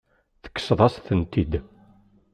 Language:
Kabyle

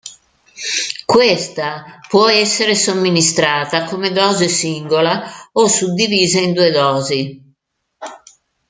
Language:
Italian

